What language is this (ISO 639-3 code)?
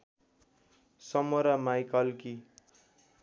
nep